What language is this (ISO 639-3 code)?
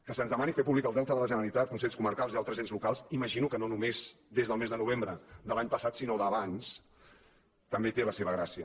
cat